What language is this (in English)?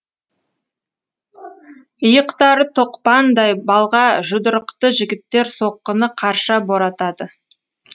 Kazakh